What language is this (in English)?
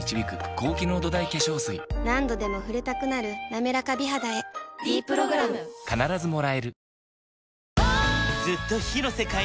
Japanese